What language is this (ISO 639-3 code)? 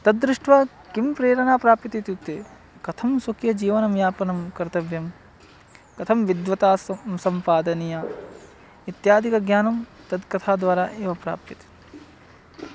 san